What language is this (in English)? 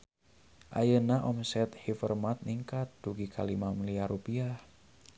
Sundanese